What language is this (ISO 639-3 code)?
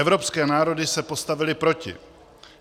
ces